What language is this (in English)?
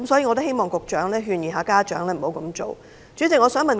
Cantonese